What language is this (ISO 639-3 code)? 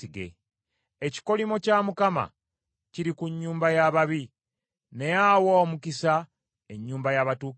lug